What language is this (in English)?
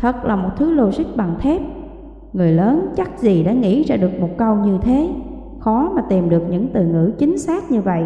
Vietnamese